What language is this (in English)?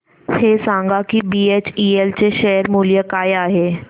Marathi